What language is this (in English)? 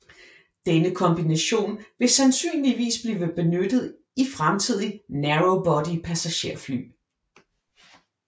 Danish